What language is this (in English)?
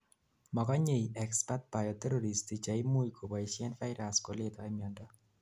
Kalenjin